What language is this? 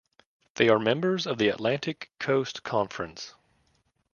English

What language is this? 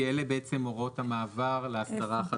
Hebrew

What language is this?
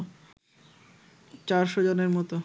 Bangla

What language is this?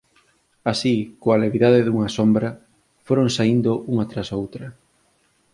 Galician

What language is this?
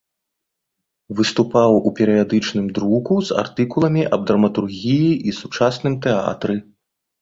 Belarusian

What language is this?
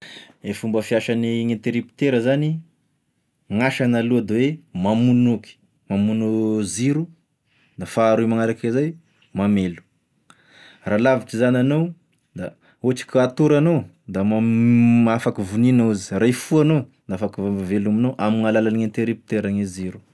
Tesaka Malagasy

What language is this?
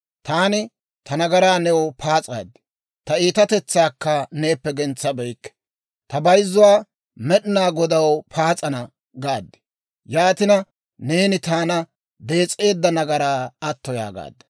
Dawro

